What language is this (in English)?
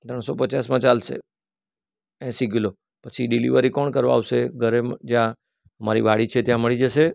Gujarati